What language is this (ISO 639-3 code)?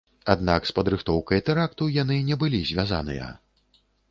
bel